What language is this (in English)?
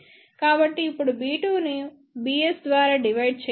Telugu